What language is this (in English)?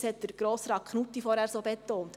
Swiss German